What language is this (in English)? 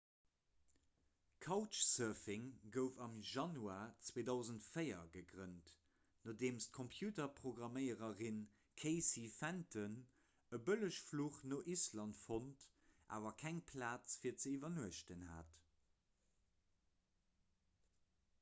Luxembourgish